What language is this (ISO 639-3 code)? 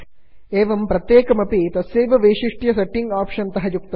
san